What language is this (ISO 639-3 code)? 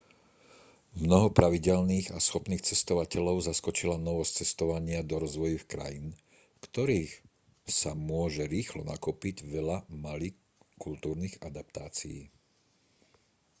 slk